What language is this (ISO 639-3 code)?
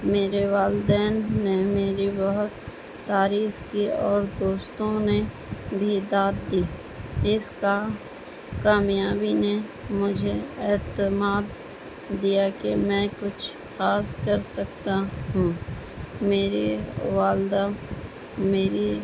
urd